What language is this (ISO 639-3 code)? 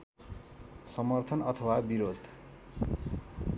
nep